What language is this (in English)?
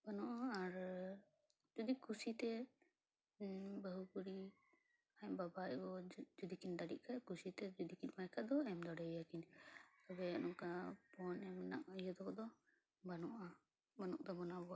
Santali